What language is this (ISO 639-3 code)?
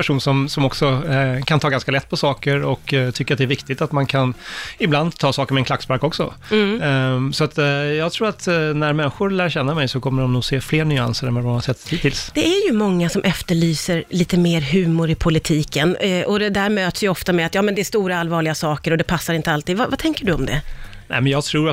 swe